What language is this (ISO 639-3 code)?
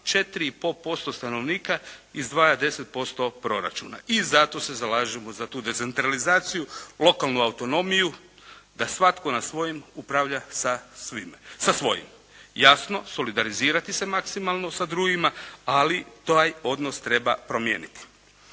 hrv